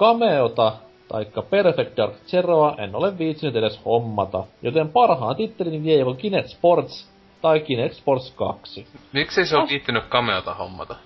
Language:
Finnish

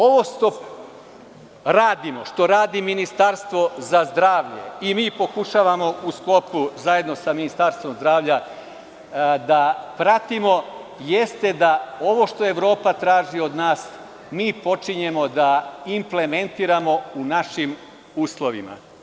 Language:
Serbian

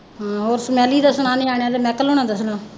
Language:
Punjabi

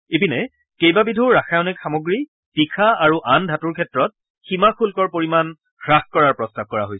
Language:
Assamese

